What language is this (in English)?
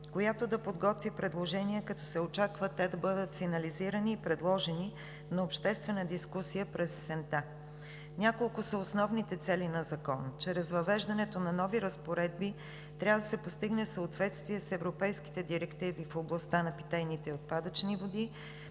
Bulgarian